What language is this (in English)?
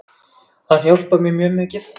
Icelandic